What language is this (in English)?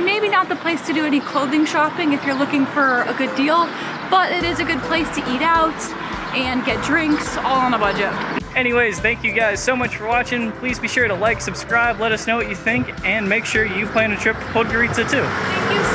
English